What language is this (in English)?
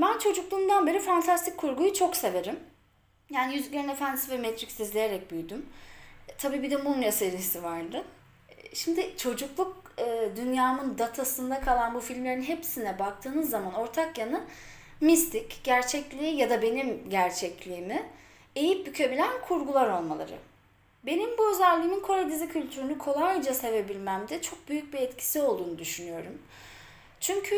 Turkish